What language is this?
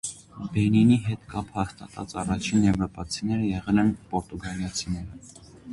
Armenian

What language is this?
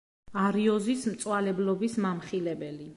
Georgian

